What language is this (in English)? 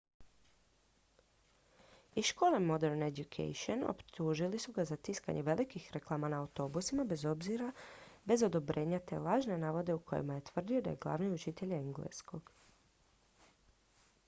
Croatian